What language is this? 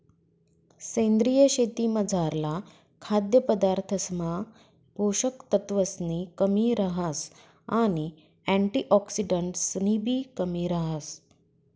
Marathi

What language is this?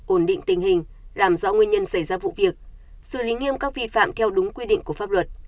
Vietnamese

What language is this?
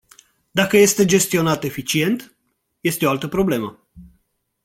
Romanian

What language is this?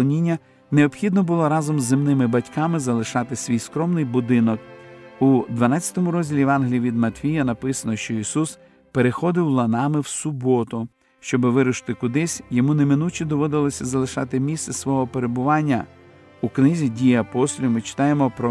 Ukrainian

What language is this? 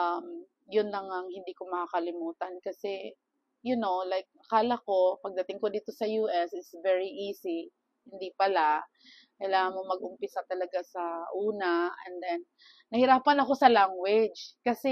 Filipino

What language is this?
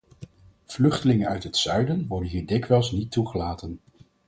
Dutch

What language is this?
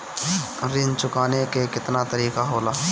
Bhojpuri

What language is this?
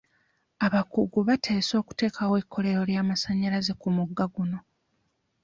Ganda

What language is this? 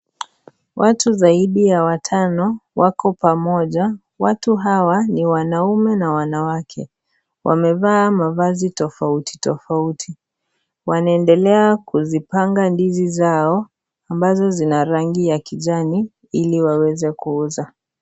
Swahili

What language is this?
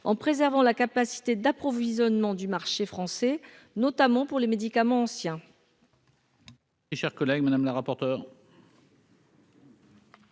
French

